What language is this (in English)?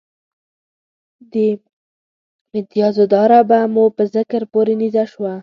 Pashto